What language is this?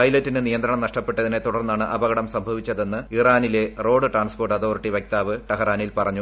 Malayalam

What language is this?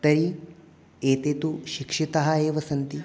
Sanskrit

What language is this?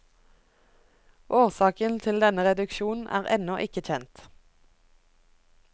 Norwegian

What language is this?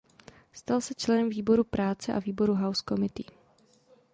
Czech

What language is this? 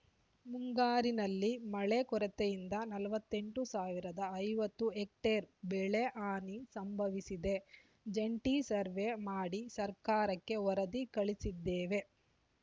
Kannada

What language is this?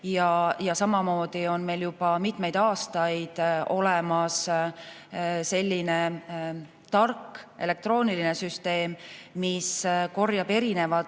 Estonian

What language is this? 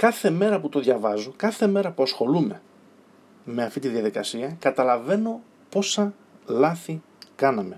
Greek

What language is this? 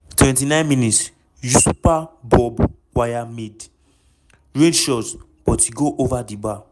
Nigerian Pidgin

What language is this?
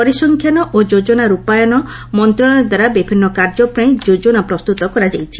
Odia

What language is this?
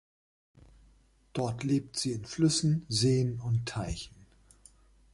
German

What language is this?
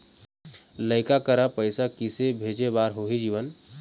Chhattisgarhi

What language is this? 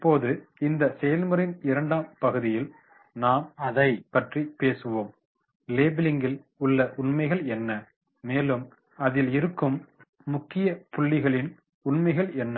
Tamil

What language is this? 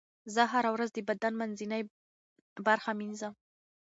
Pashto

